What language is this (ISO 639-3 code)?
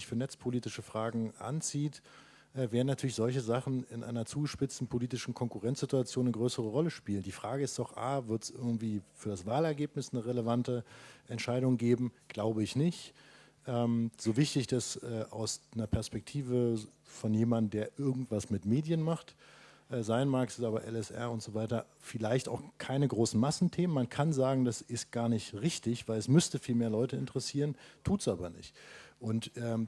deu